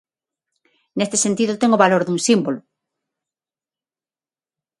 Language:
Galician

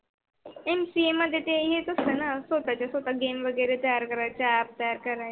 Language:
Marathi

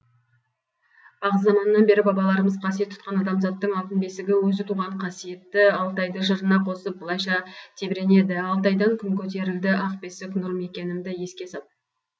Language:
Kazakh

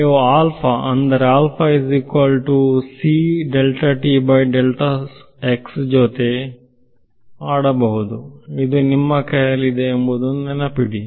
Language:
Kannada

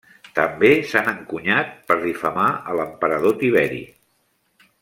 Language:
Catalan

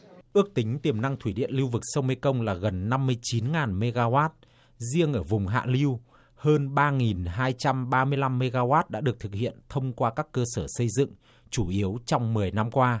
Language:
Vietnamese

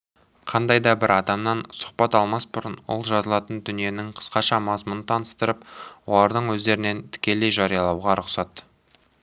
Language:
Kazakh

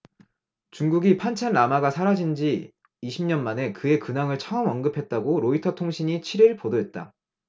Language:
Korean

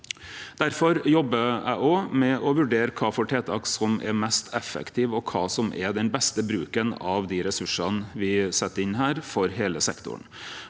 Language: Norwegian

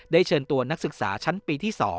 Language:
Thai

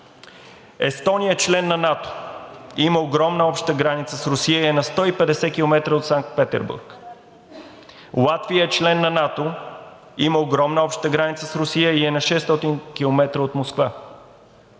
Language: Bulgarian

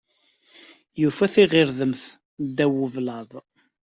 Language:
Kabyle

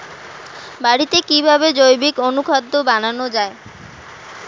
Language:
Bangla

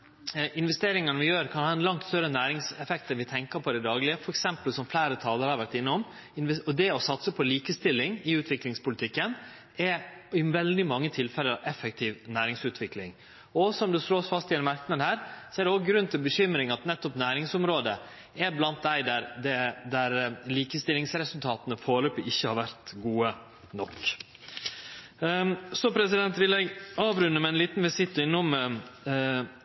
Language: Norwegian Nynorsk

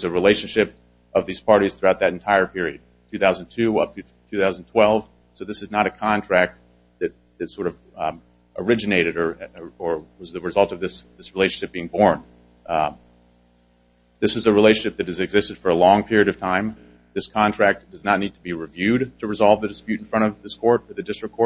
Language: English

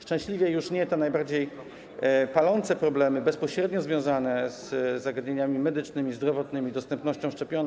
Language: Polish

